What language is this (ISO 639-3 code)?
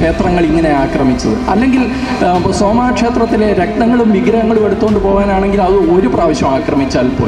ind